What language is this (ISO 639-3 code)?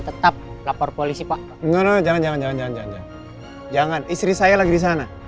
ind